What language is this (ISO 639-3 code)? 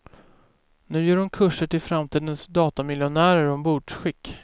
swe